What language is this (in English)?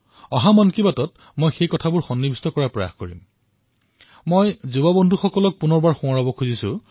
Assamese